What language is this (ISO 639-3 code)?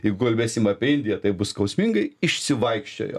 lit